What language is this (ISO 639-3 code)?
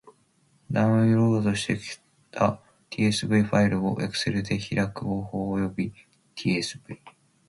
jpn